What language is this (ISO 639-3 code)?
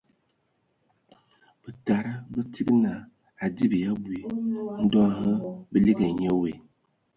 ewo